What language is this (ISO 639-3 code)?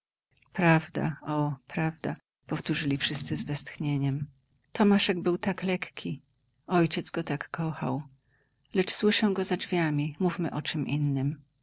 pol